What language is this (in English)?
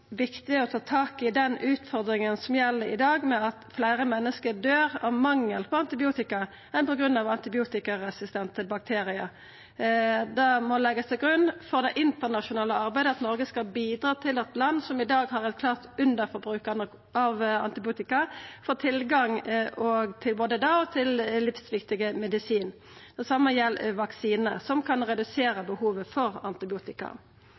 Norwegian Nynorsk